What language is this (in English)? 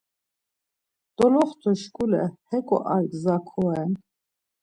Laz